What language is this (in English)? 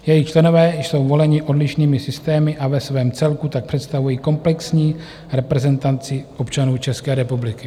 Czech